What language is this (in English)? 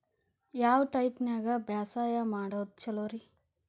Kannada